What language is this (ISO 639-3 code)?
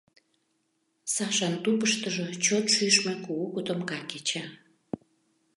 chm